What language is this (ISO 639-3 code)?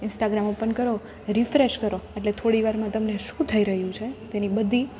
guj